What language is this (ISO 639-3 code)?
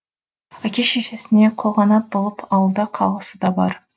kaz